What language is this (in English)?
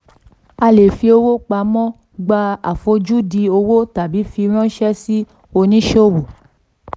Yoruba